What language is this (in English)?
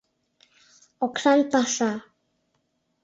Mari